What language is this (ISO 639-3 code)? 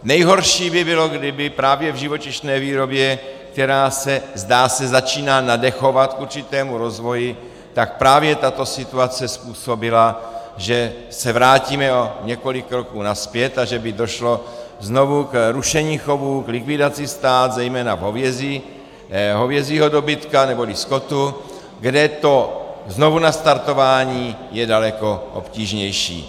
ces